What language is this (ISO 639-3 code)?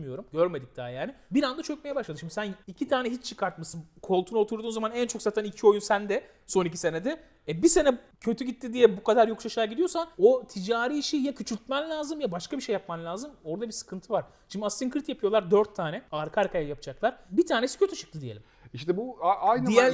tur